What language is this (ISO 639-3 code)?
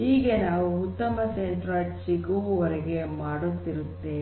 kan